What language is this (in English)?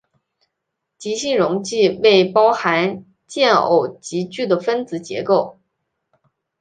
Chinese